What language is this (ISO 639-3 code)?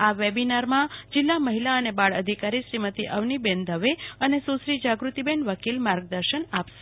guj